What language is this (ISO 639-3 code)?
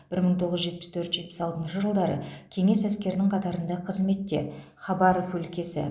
kaz